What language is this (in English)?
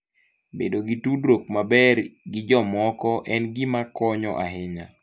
Luo (Kenya and Tanzania)